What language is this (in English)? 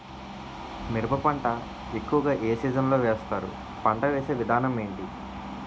Telugu